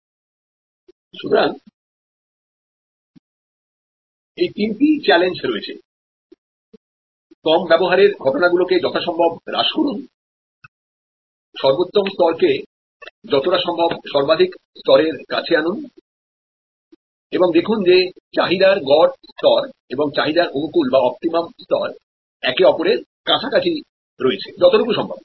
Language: Bangla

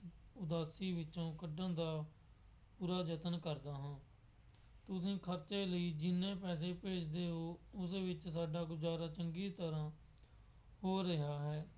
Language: Punjabi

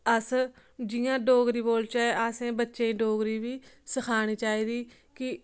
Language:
Dogri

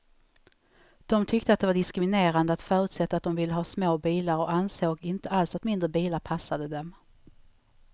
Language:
Swedish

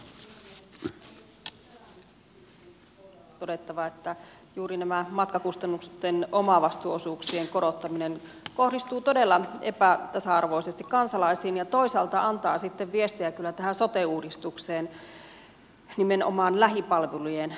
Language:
Finnish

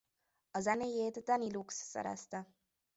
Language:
Hungarian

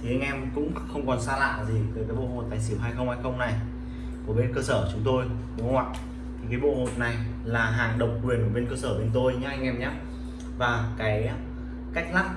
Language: Vietnamese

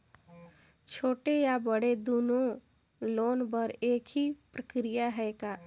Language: Chhattisgarhi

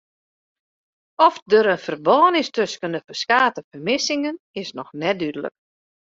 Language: Western Frisian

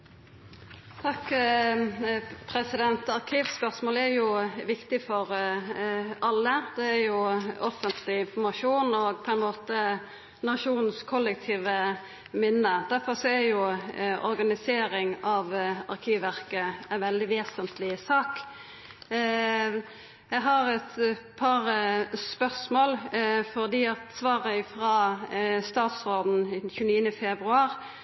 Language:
Norwegian Nynorsk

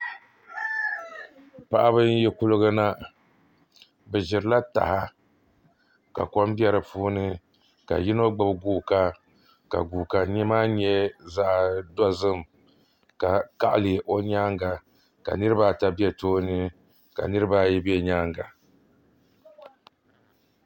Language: Dagbani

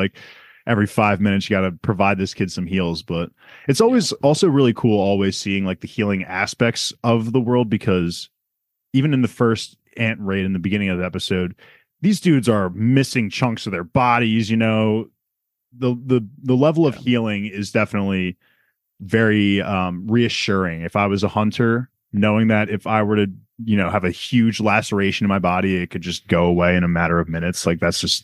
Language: English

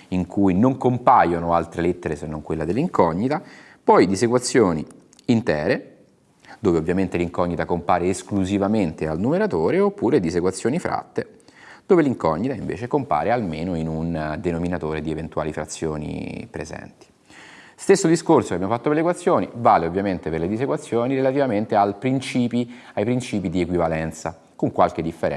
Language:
Italian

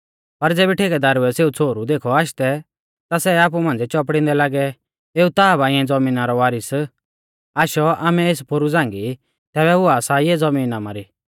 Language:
Mahasu Pahari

